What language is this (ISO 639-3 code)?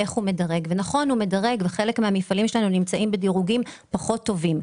heb